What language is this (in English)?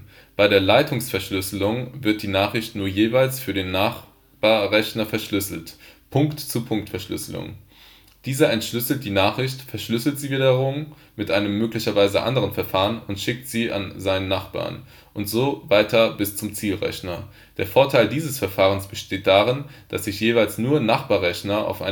German